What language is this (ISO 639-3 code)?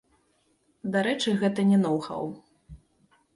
bel